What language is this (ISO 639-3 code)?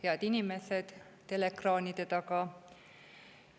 est